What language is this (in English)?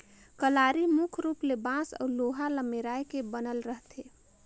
Chhattisgarhi